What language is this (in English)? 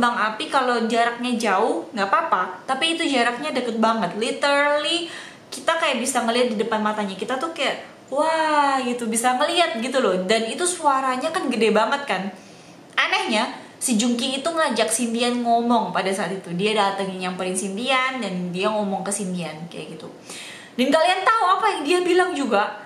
Indonesian